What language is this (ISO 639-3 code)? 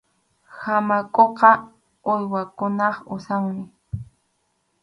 qxu